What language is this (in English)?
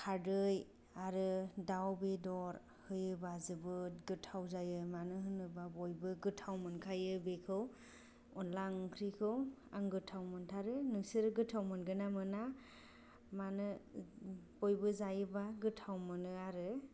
Bodo